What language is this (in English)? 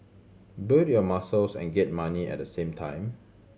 English